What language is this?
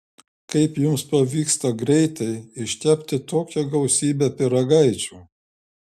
Lithuanian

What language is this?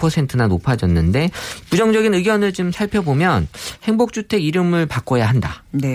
Korean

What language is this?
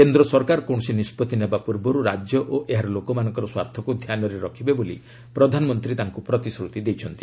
Odia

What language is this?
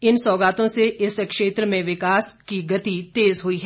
Hindi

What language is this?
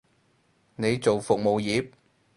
Cantonese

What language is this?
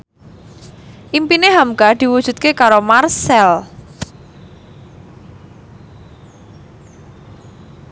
Javanese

